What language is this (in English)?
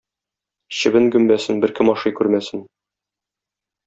Tatar